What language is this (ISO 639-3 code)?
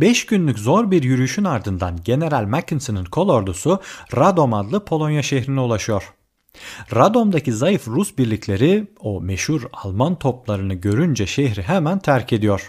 tur